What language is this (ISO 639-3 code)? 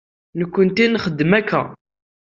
kab